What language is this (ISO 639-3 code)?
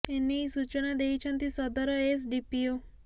ori